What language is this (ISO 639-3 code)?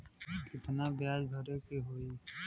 bho